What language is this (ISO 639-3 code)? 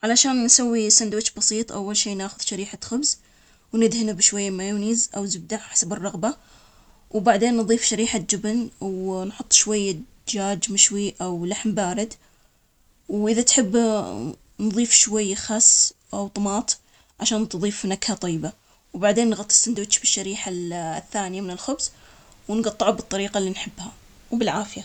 acx